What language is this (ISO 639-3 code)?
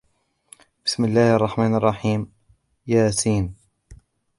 ara